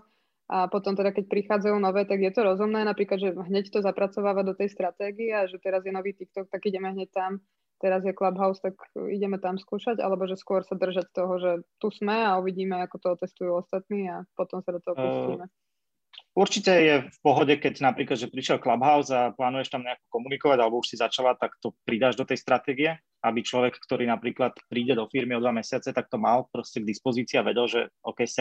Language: Slovak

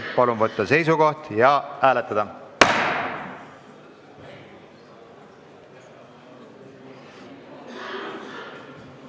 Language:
Estonian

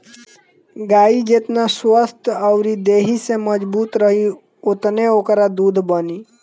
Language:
Bhojpuri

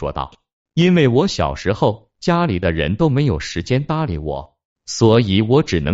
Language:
Chinese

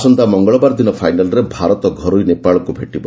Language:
Odia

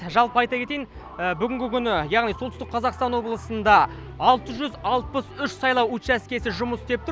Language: Kazakh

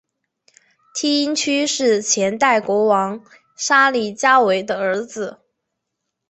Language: Chinese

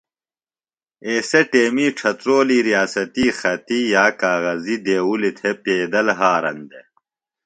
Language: Phalura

